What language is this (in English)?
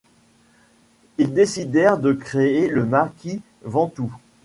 French